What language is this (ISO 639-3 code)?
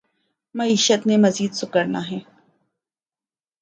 urd